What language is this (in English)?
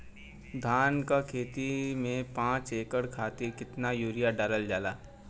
Bhojpuri